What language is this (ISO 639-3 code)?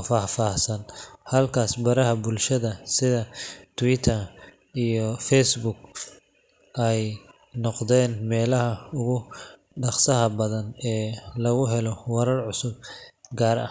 som